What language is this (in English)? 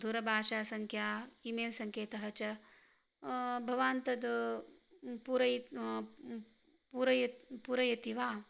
Sanskrit